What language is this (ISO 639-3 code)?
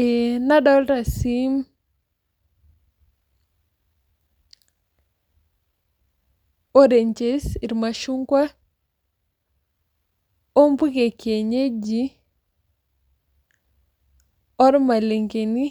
mas